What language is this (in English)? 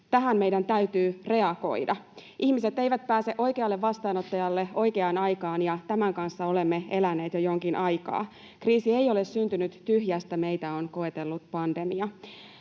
Finnish